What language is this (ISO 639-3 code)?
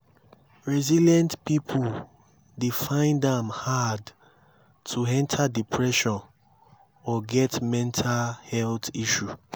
pcm